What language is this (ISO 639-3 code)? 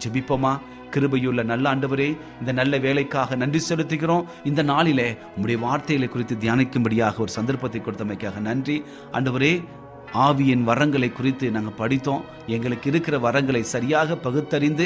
tam